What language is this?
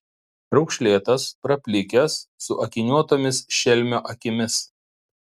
Lithuanian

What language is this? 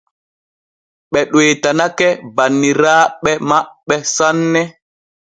Borgu Fulfulde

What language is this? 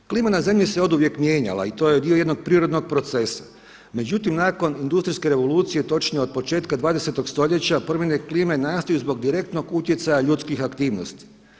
Croatian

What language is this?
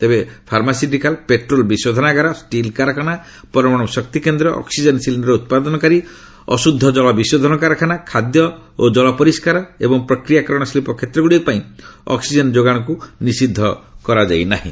Odia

